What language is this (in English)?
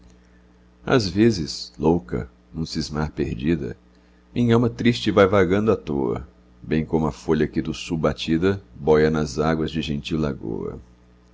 Portuguese